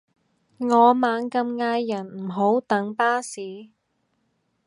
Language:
Cantonese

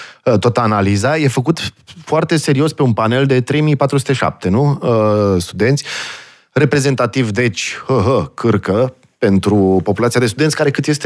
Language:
Romanian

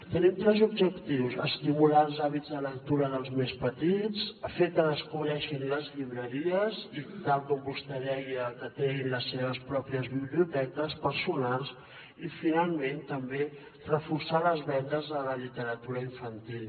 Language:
Catalan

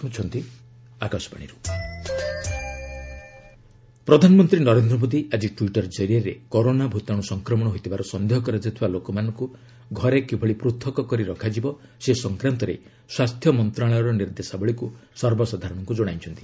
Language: Odia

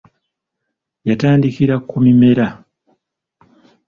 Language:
Ganda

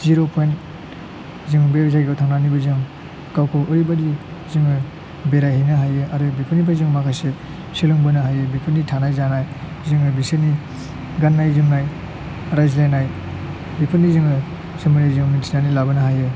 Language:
Bodo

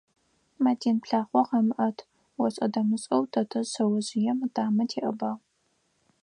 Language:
Adyghe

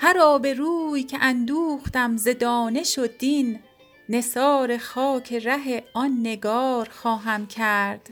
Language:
Persian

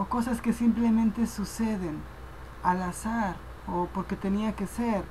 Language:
Spanish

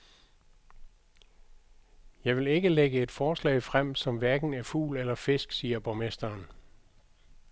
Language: Danish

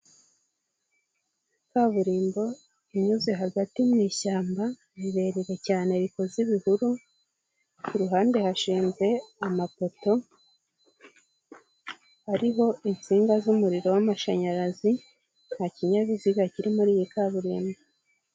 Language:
Kinyarwanda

